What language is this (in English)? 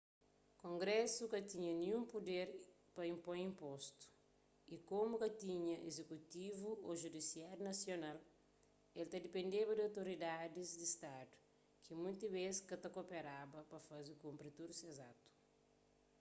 Kabuverdianu